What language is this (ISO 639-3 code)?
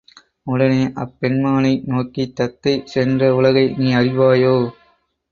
tam